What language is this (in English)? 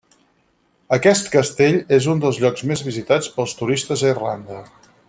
Catalan